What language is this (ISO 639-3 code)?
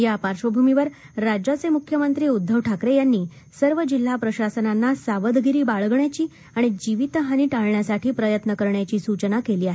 mar